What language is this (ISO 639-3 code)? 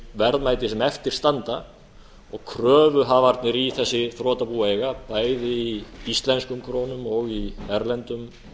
isl